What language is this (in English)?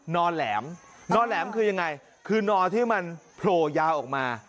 Thai